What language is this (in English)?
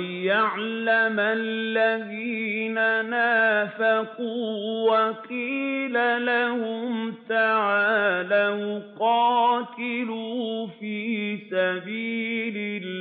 Arabic